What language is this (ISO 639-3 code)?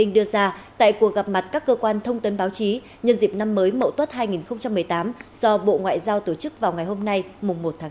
vie